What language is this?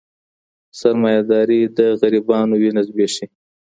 Pashto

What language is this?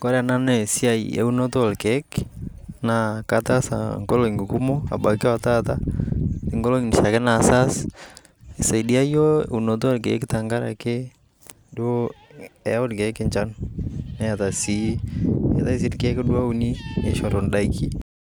Masai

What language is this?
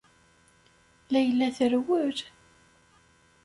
Kabyle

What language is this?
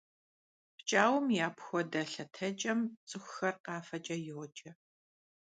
Kabardian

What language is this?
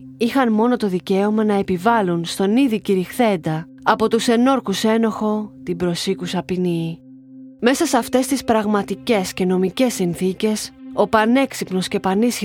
Greek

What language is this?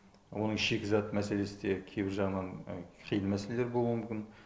Kazakh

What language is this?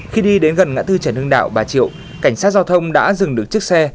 Vietnamese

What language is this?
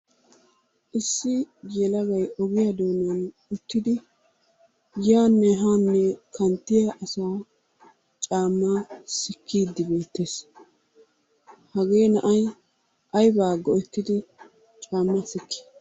Wolaytta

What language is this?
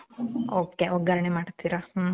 Kannada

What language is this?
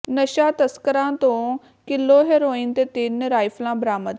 Punjabi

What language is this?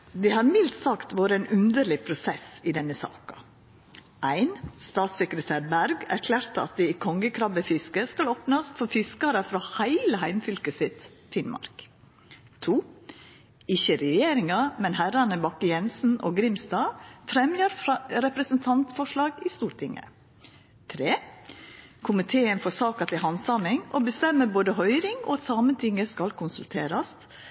Norwegian Nynorsk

